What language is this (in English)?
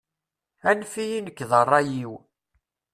Kabyle